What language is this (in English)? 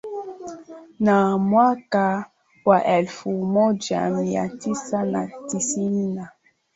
Swahili